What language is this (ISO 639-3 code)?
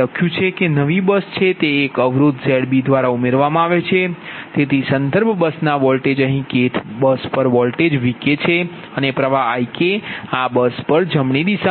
guj